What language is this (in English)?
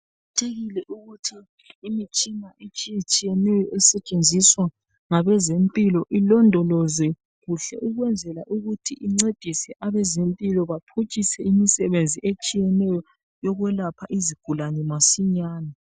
North Ndebele